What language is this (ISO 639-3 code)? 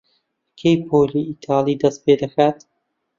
ckb